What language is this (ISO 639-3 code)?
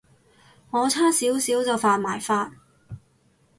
yue